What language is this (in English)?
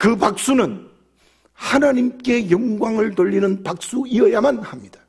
Korean